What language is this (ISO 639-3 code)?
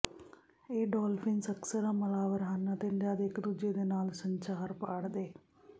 pan